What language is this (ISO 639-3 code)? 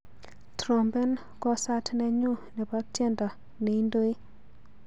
kln